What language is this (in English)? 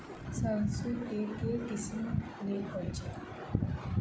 Maithili